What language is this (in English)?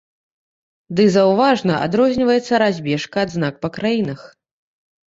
Belarusian